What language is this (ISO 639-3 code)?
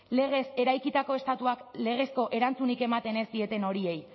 eus